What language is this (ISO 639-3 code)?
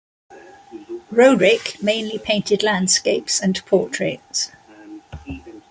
eng